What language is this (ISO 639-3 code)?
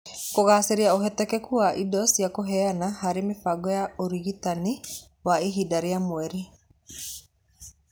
kik